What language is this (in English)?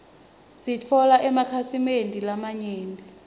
Swati